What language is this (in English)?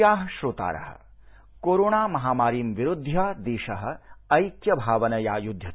Sanskrit